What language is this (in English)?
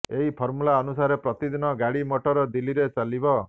Odia